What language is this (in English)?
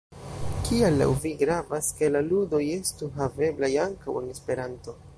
Esperanto